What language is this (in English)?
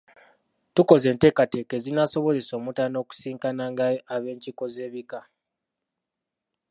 Ganda